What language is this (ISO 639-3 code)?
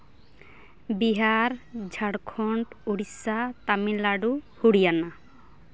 sat